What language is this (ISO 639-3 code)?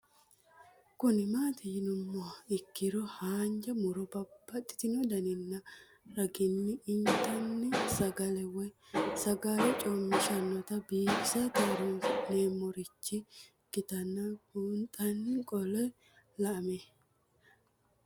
sid